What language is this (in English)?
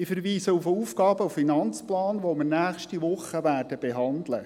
Swiss German